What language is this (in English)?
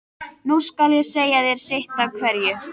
Icelandic